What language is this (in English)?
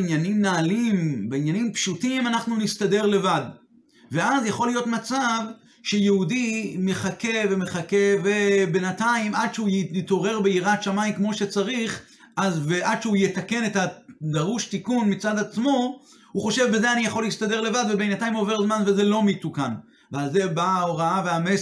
Hebrew